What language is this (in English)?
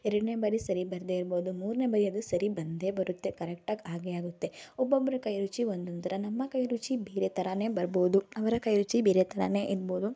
Kannada